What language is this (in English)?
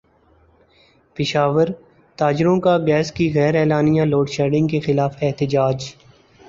Urdu